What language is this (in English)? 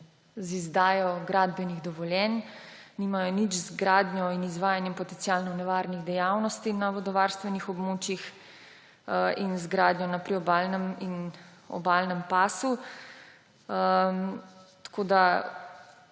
Slovenian